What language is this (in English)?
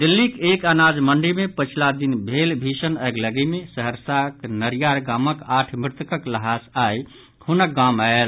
Maithili